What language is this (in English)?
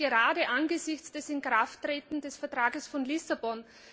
German